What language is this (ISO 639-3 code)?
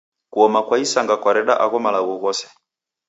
dav